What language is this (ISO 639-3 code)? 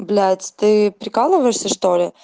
rus